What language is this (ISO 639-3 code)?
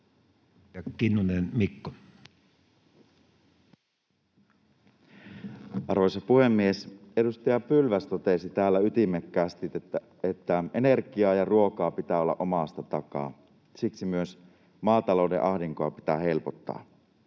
fin